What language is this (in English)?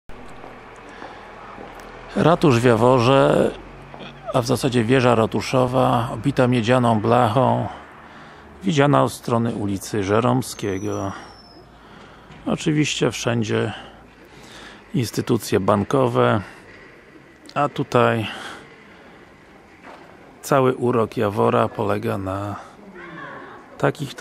Polish